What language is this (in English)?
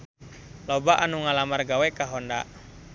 Sundanese